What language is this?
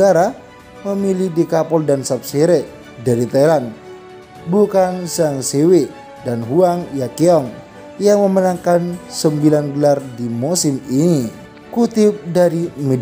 Indonesian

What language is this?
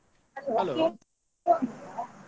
Kannada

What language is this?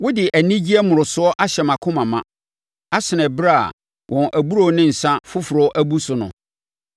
Akan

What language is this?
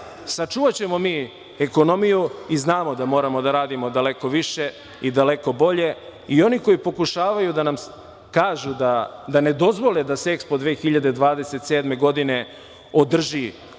Serbian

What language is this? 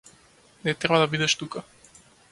Macedonian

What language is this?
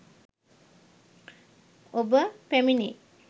Sinhala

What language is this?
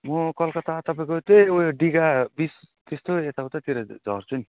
Nepali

